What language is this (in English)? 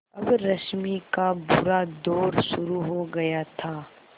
Hindi